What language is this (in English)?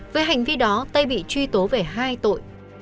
Vietnamese